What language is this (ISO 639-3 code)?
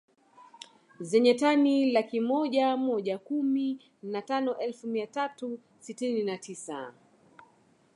swa